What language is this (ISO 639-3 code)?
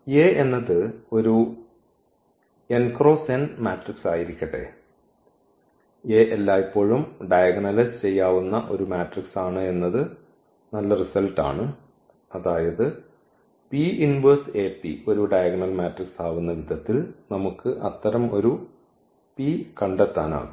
mal